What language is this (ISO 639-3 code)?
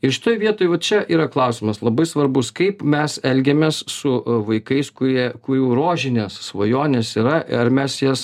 lit